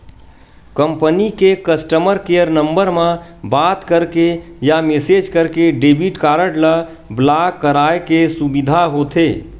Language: Chhattisgarhi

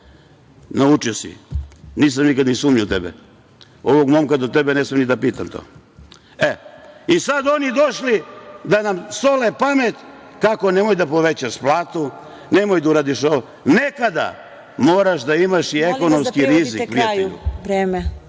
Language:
Serbian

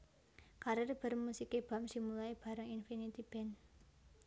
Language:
Javanese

